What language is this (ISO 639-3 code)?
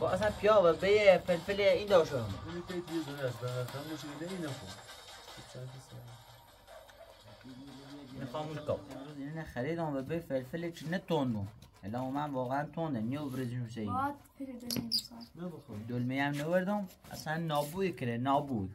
fas